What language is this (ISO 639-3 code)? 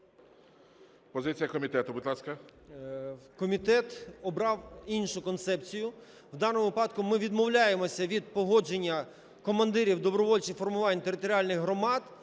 ukr